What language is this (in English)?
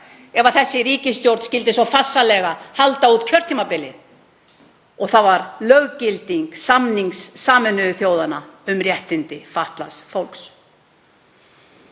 Icelandic